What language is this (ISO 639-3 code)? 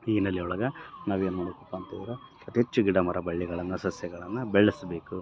kan